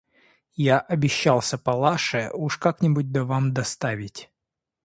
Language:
Russian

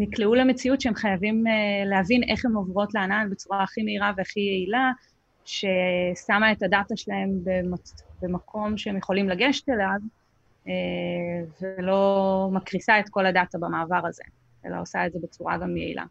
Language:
Hebrew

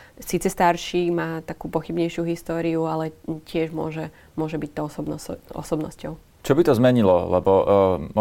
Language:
Slovak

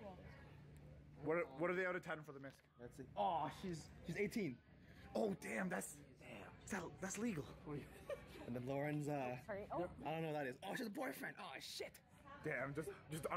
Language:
English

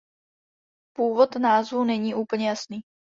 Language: Czech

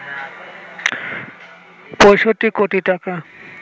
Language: Bangla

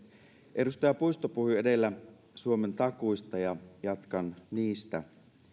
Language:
Finnish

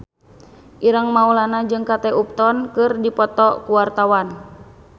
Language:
Sundanese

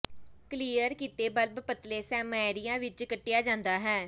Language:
Punjabi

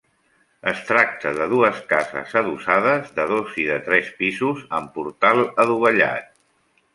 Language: Catalan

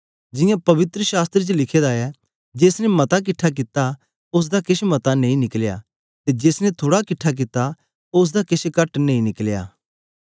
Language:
Dogri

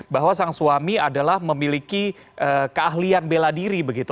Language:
Indonesian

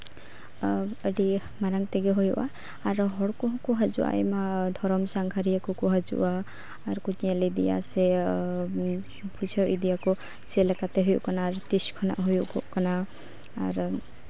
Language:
Santali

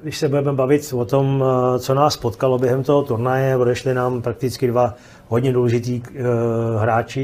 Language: Czech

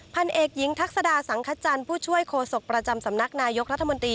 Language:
Thai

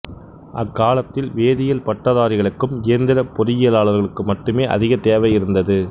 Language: Tamil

